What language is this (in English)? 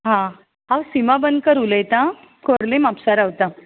Konkani